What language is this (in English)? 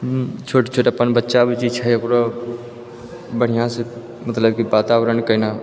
Maithili